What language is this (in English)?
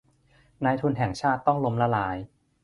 Thai